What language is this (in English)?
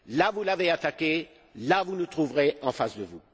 French